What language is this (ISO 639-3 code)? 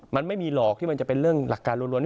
tha